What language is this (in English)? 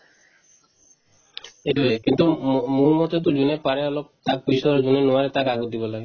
Assamese